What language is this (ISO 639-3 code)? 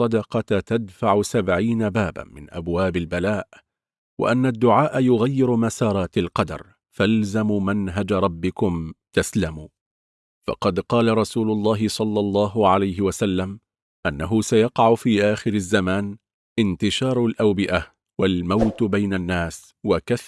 ara